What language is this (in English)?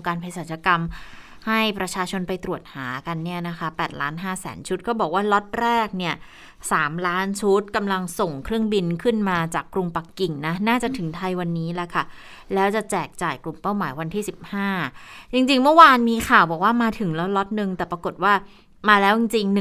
Thai